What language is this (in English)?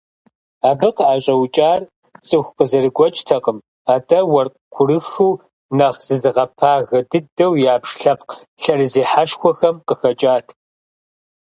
Kabardian